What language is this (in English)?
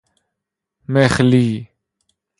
Persian